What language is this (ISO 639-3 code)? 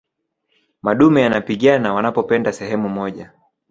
swa